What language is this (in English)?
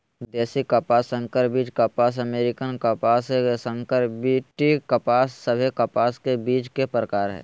Magahi